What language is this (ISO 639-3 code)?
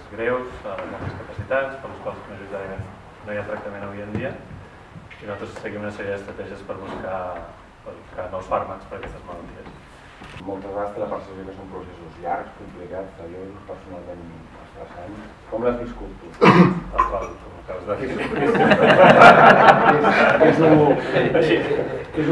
fra